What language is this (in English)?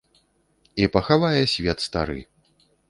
Belarusian